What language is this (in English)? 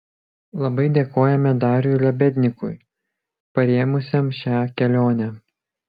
Lithuanian